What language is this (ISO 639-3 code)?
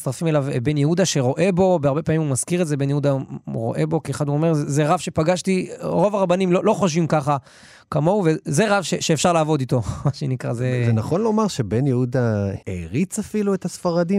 heb